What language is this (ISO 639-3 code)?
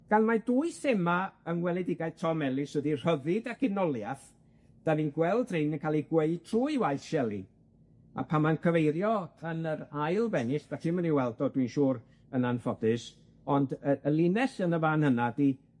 cym